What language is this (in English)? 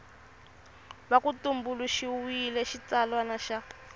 Tsonga